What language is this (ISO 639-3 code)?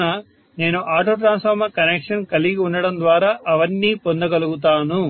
tel